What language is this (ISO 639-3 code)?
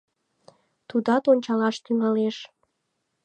chm